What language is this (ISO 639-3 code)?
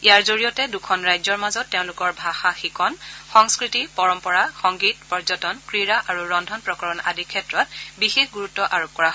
asm